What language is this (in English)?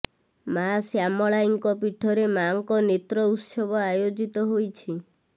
Odia